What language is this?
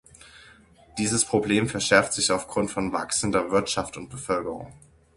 German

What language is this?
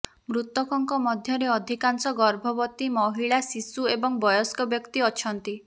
Odia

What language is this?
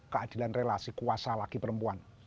Indonesian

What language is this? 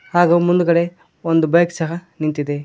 Kannada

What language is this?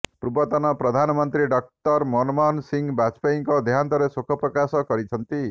Odia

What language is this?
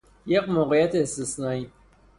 Persian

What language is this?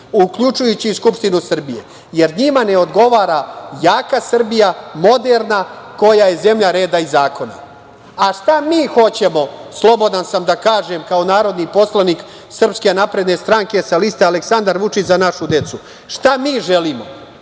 Serbian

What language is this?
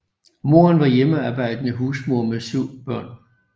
Danish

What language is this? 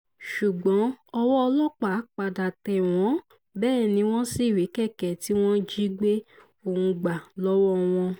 Yoruba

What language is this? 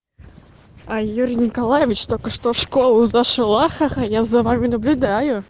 Russian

